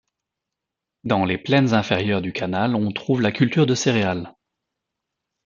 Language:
French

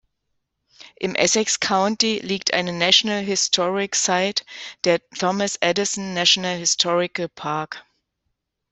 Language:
German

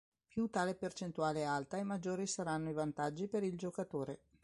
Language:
Italian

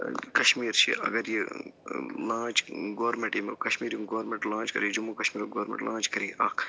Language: Kashmiri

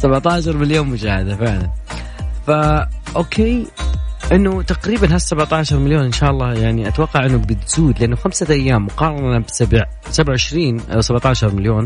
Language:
Arabic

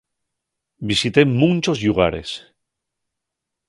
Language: Asturian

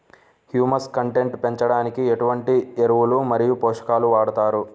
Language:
Telugu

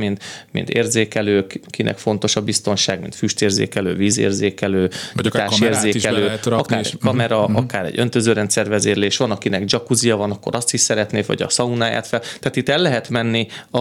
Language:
Hungarian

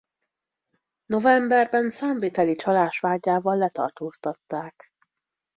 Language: Hungarian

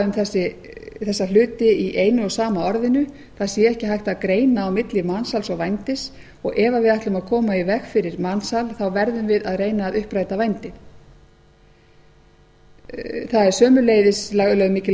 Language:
Icelandic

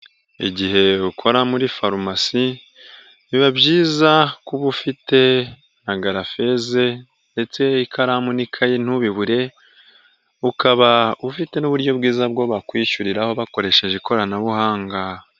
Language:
Kinyarwanda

